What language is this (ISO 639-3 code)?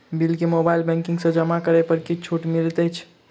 mai